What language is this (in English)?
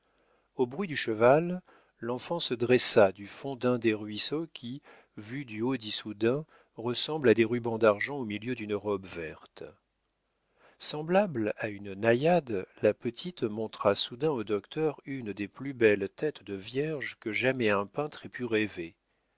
French